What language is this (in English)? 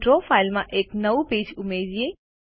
Gujarati